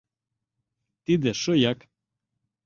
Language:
Mari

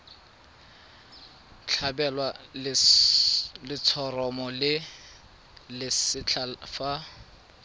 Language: Tswana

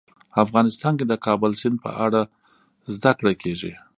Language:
Pashto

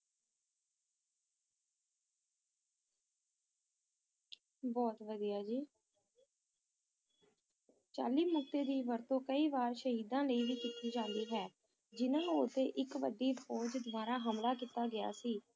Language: Punjabi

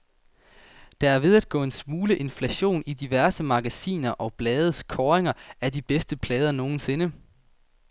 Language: Danish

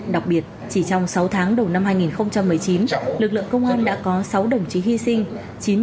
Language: Vietnamese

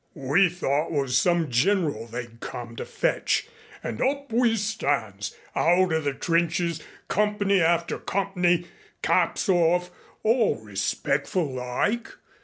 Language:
English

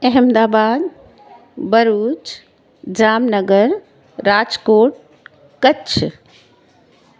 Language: Sindhi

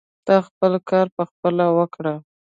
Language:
Pashto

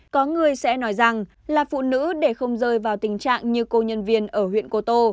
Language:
Vietnamese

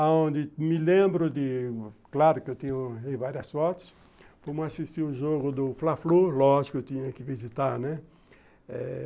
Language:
Portuguese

